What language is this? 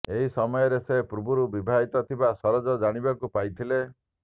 Odia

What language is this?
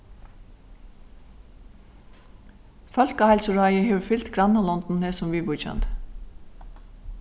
Faroese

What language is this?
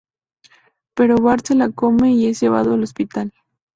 Spanish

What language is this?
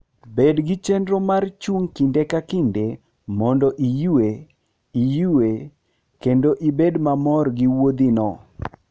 Luo (Kenya and Tanzania)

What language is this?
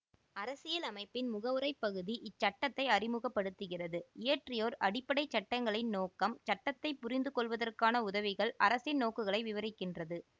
Tamil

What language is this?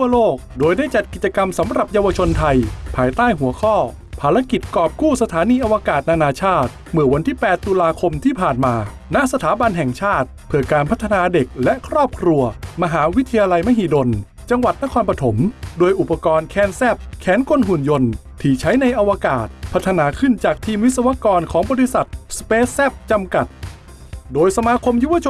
Thai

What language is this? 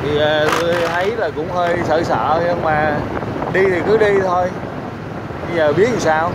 Vietnamese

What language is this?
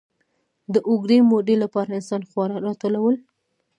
Pashto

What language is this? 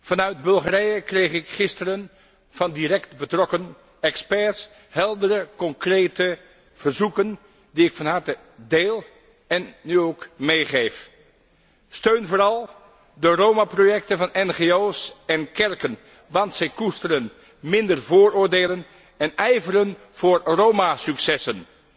Dutch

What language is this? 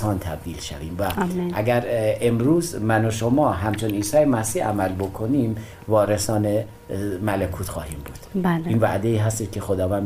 Persian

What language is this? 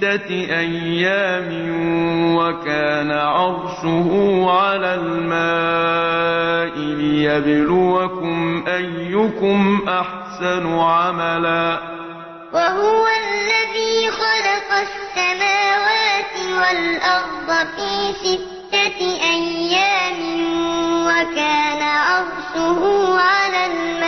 Arabic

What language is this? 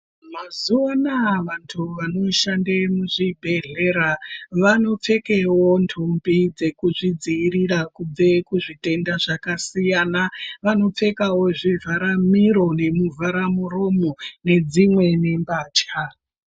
Ndau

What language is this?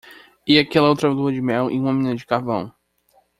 Portuguese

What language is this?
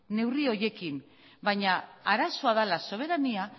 Basque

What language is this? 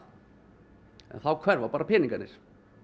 Icelandic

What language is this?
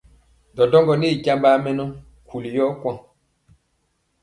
Mpiemo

